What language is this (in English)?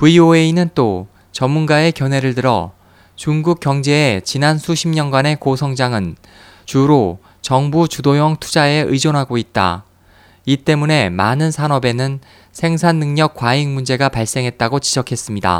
Korean